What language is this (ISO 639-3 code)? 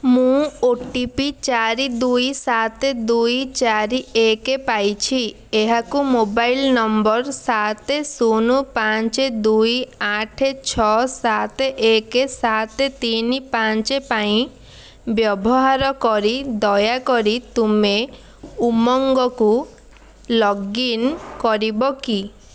ori